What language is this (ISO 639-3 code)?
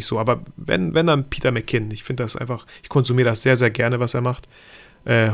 deu